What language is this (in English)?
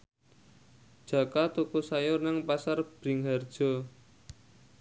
Javanese